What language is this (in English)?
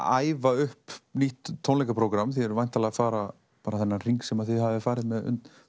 Icelandic